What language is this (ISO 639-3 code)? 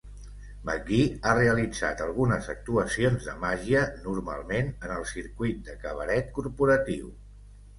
cat